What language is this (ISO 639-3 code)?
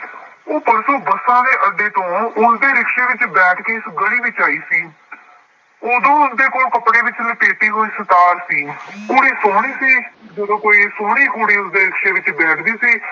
pan